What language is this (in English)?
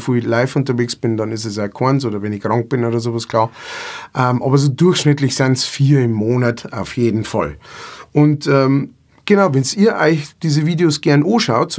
German